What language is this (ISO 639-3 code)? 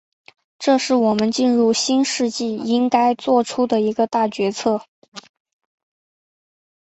zho